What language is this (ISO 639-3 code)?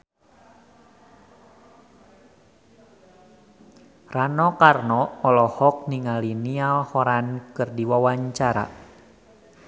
sun